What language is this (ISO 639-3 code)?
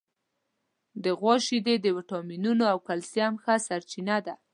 pus